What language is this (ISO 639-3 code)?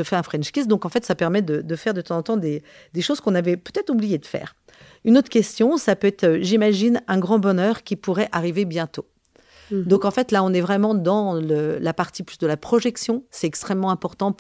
fra